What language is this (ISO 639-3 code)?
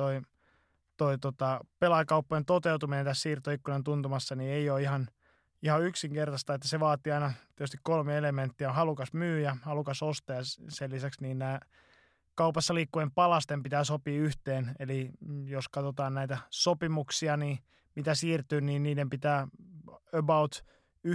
fin